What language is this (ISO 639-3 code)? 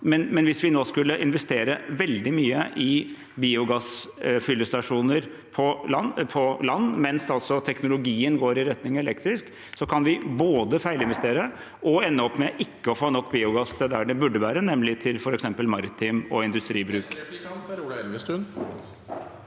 nor